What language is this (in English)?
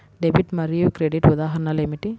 Telugu